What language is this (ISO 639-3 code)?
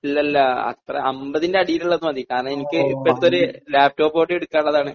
mal